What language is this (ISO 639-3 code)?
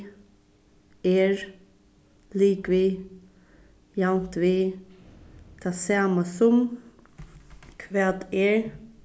fao